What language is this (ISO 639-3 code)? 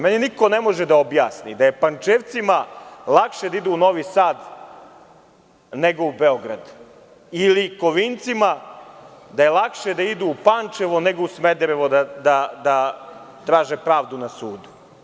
srp